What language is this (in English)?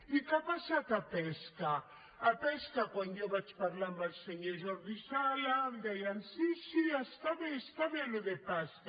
Catalan